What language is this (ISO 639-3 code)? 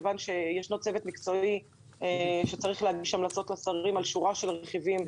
heb